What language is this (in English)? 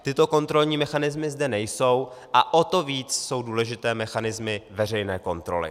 Czech